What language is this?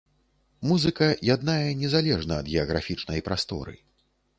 Belarusian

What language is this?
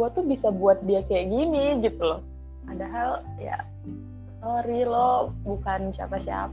Indonesian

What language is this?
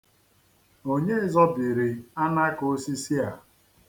Igbo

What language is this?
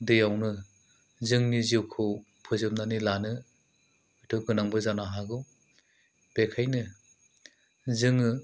Bodo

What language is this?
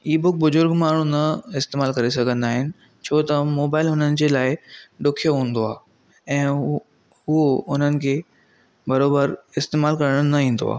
Sindhi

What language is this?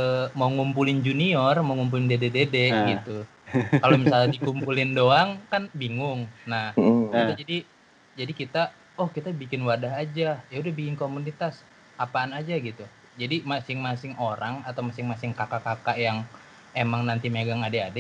Indonesian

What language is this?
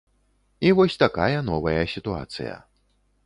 Belarusian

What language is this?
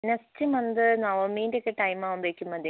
Malayalam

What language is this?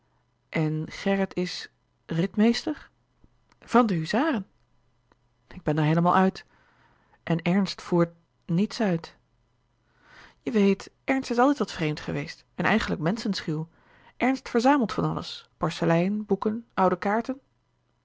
Dutch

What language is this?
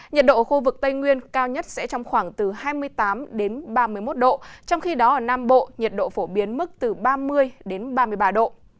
Vietnamese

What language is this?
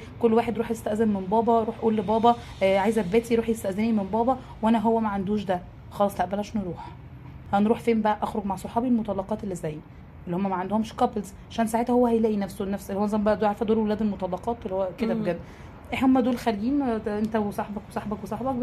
Arabic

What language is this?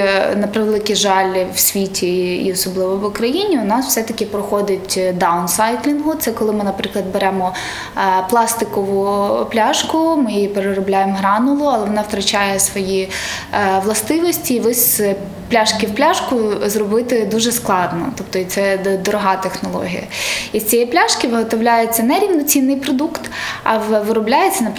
Ukrainian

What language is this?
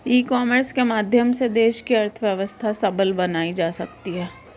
Hindi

